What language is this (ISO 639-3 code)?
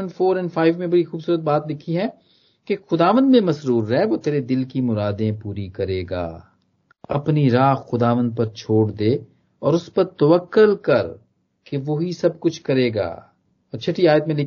hin